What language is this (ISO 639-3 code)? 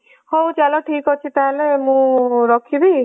ori